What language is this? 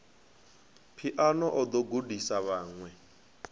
Venda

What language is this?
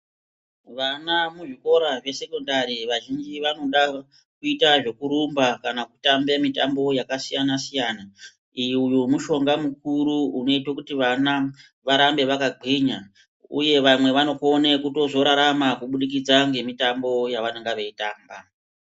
Ndau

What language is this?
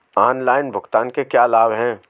Hindi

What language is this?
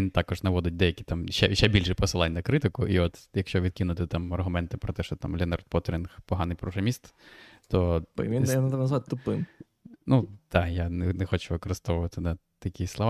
Ukrainian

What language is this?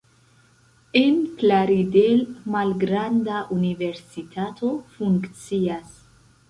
Esperanto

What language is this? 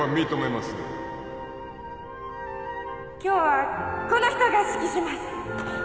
Japanese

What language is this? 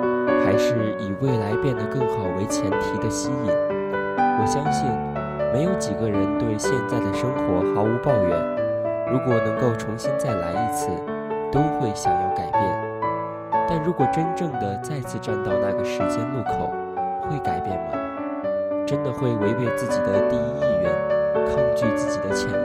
Chinese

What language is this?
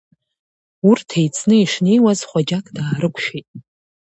Abkhazian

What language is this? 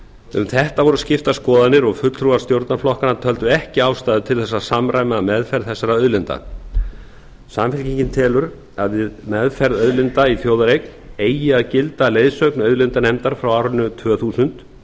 Icelandic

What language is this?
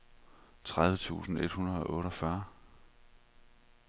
Danish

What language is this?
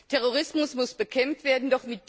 German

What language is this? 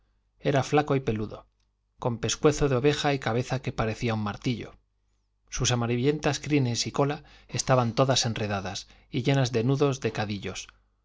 Spanish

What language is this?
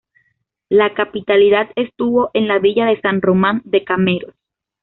Spanish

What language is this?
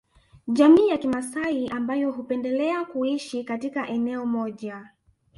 Swahili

